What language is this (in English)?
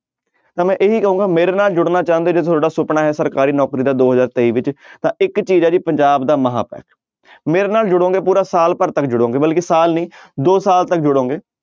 Punjabi